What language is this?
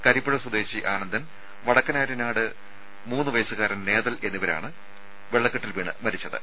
Malayalam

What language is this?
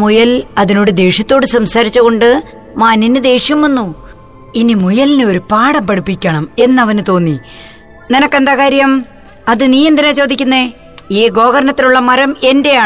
Malayalam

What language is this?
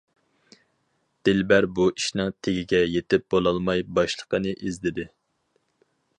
Uyghur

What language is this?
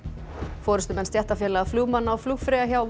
Icelandic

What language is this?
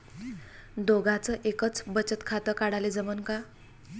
Marathi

